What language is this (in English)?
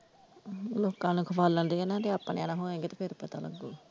Punjabi